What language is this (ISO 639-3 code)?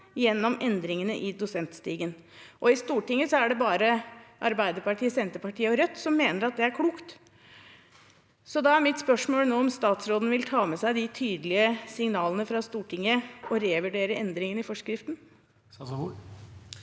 nor